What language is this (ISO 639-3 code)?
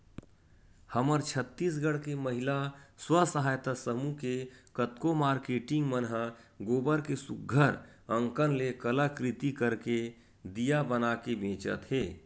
hne